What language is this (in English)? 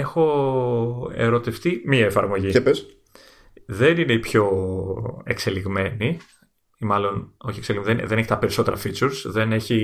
Greek